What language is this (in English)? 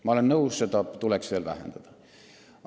Estonian